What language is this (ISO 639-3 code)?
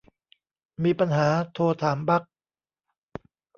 tha